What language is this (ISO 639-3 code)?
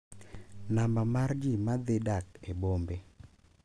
luo